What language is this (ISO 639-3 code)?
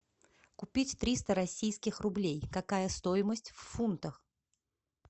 rus